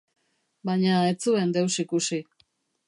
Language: Basque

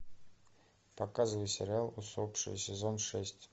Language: Russian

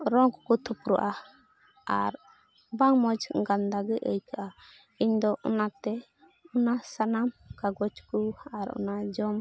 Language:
Santali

